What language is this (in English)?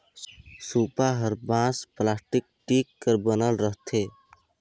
Chhattisgarhi